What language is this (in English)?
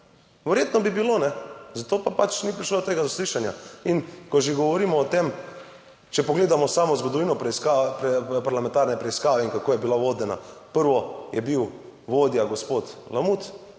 Slovenian